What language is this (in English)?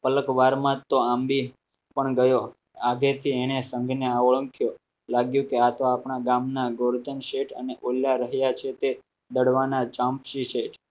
Gujarati